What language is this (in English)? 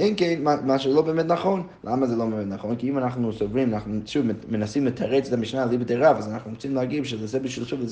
Hebrew